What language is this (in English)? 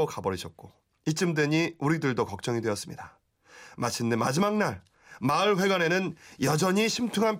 Korean